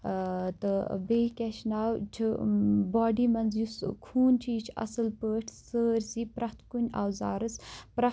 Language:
Kashmiri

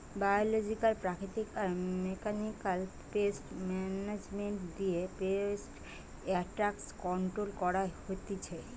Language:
Bangla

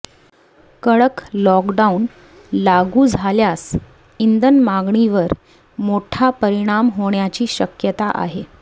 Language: Marathi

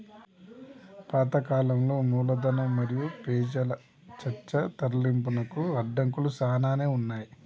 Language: Telugu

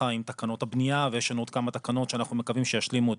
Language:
Hebrew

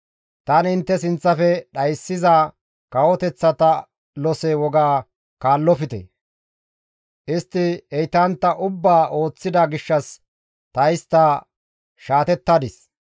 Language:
Gamo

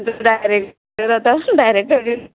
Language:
Konkani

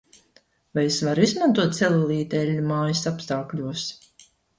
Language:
Latvian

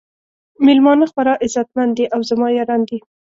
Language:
Pashto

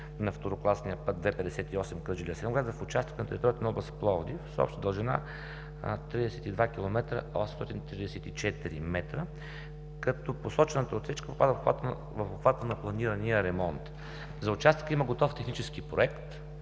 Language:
Bulgarian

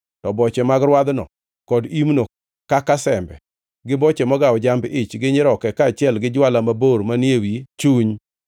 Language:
Luo (Kenya and Tanzania)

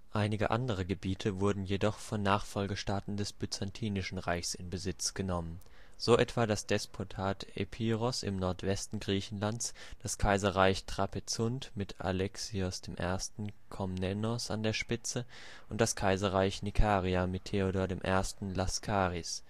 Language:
German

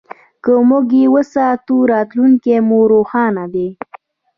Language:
Pashto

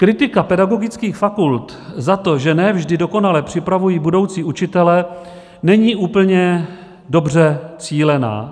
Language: Czech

